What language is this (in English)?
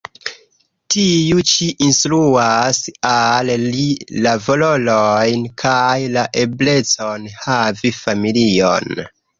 Esperanto